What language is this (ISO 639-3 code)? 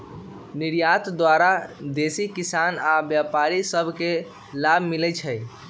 mag